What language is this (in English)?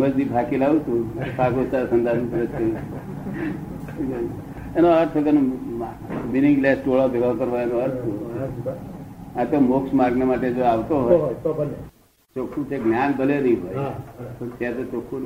Gujarati